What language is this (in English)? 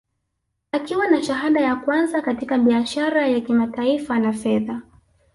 Swahili